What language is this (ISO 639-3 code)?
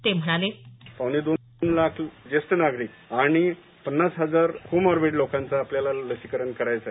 mar